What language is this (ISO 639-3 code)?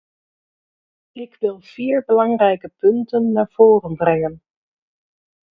nld